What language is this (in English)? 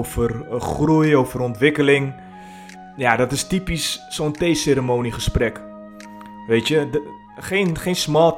Dutch